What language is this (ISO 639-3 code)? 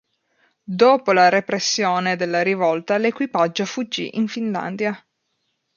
ita